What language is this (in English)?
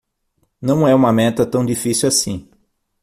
Portuguese